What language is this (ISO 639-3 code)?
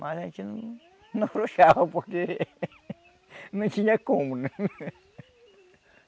por